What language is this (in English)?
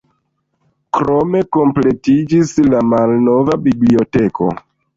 Esperanto